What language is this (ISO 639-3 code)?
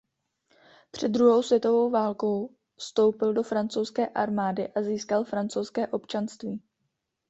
ces